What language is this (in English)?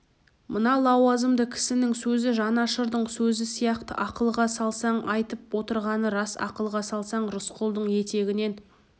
Kazakh